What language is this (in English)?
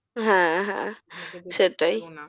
Bangla